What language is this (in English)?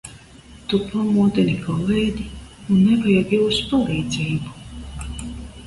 Latvian